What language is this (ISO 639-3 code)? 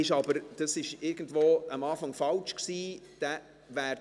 gsw